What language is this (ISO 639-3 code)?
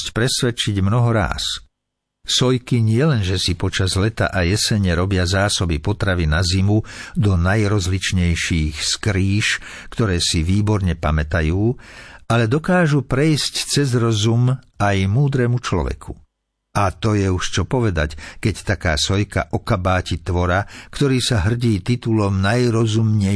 slk